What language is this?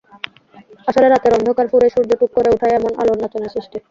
Bangla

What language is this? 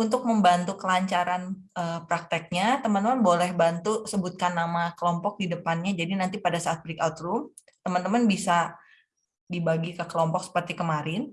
Indonesian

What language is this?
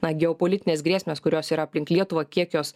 Lithuanian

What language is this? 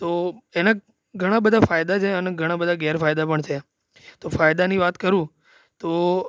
Gujarati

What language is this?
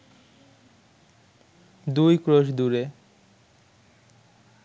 Bangla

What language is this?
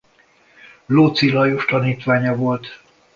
Hungarian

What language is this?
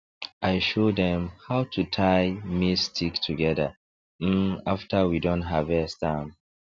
Nigerian Pidgin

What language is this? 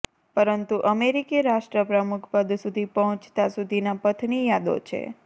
Gujarati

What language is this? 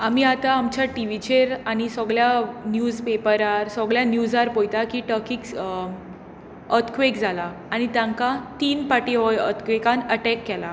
Konkani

